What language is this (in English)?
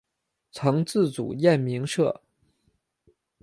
Chinese